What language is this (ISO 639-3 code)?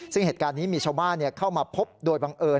tha